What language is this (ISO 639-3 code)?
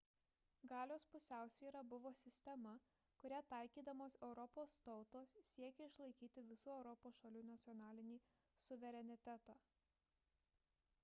lit